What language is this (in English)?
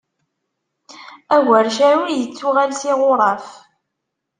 Kabyle